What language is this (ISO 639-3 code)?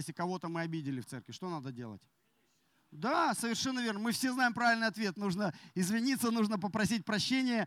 rus